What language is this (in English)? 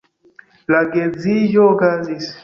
Esperanto